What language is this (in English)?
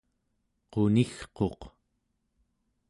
Central Yupik